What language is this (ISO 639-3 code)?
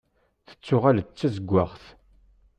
kab